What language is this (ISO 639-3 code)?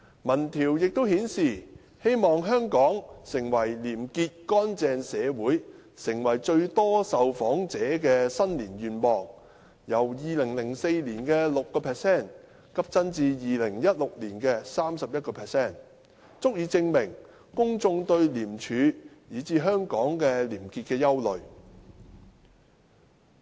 yue